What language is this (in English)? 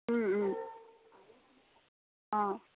Assamese